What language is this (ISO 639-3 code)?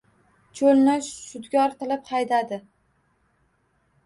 uzb